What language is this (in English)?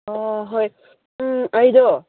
Manipuri